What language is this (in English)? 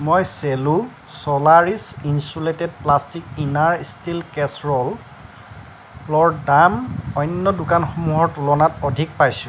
Assamese